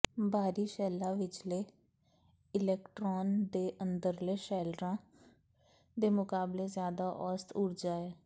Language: Punjabi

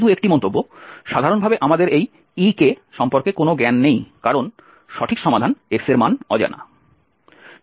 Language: Bangla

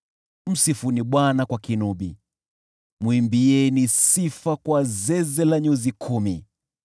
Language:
Swahili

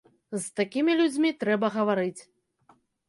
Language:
Belarusian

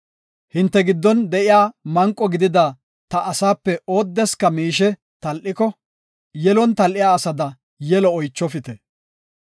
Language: Gofa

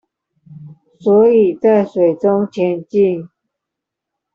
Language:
Chinese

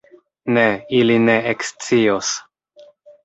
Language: Esperanto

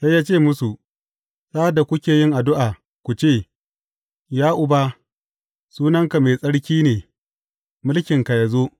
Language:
Hausa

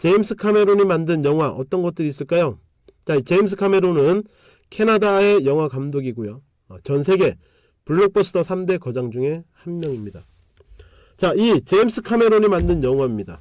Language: Korean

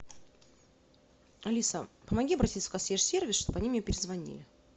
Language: Russian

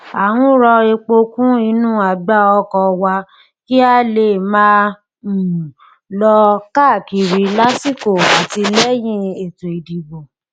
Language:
Yoruba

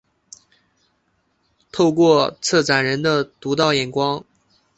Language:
Chinese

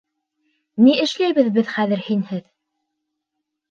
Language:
Bashkir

